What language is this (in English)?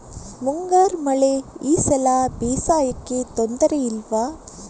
Kannada